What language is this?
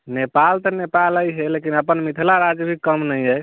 Maithili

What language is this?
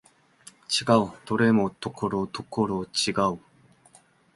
Japanese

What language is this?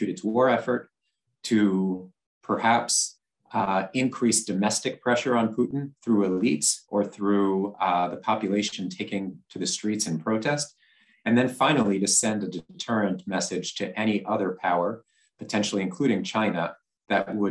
English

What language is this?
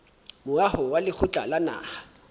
Southern Sotho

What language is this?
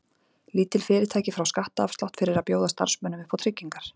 Icelandic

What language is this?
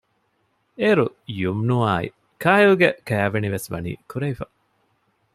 Divehi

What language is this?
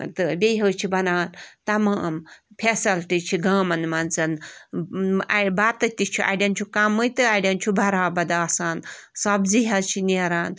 Kashmiri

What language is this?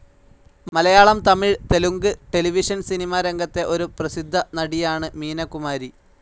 Malayalam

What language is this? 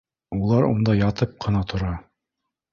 Bashkir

